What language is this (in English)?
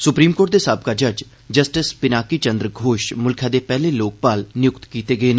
Dogri